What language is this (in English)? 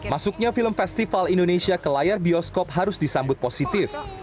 Indonesian